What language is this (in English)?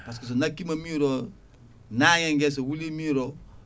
Fula